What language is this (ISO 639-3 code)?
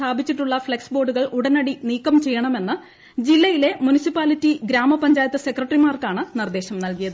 mal